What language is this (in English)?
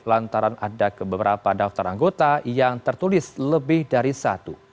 Indonesian